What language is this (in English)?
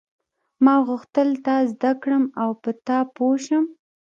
Pashto